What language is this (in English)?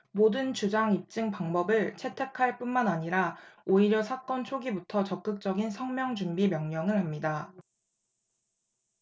Korean